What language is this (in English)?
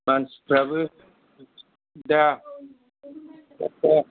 Bodo